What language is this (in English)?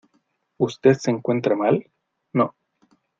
Spanish